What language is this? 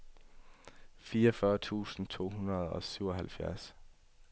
Danish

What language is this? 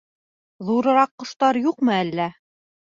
Bashkir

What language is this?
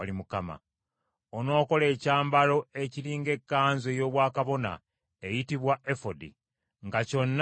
Ganda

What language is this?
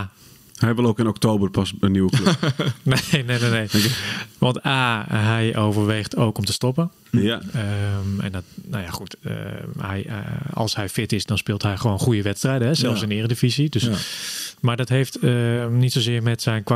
Dutch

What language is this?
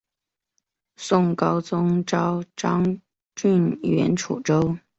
Chinese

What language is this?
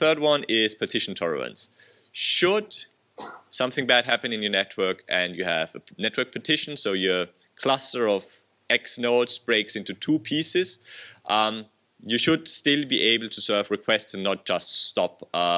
English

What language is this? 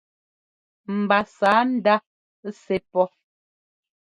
Ngomba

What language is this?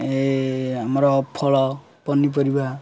Odia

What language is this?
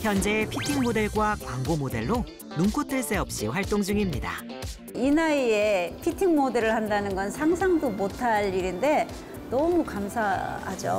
Korean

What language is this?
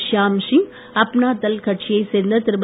Tamil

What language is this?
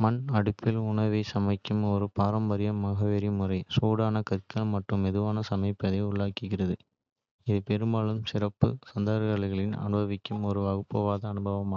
Kota (India)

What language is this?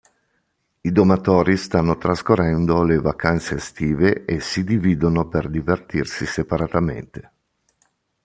Italian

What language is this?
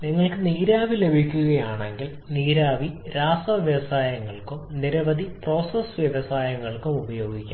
Malayalam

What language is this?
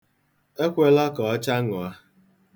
Igbo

